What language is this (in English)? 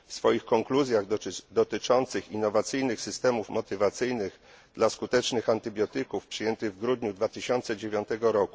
Polish